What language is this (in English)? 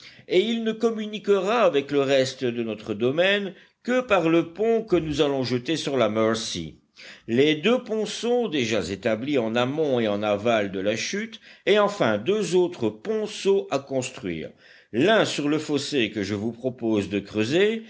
French